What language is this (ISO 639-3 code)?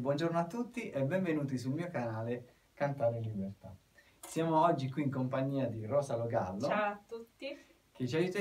ita